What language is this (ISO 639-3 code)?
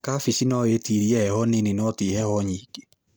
kik